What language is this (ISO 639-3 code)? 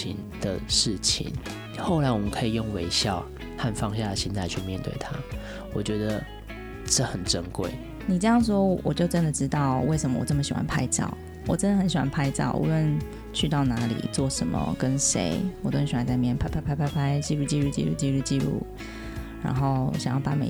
zho